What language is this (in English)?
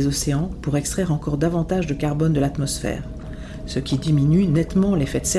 French